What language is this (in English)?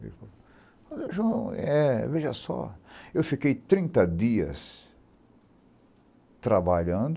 Portuguese